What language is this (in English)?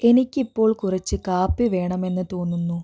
Malayalam